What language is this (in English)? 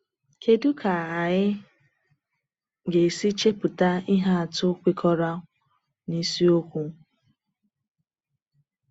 Igbo